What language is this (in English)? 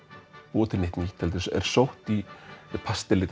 Icelandic